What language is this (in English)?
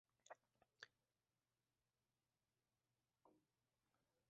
Uzbek